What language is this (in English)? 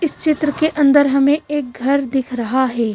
Hindi